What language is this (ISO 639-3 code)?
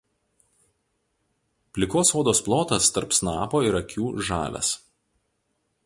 lit